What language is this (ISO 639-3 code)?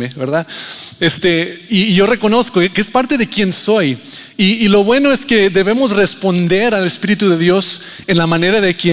spa